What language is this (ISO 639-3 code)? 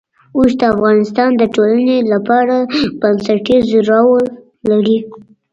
pus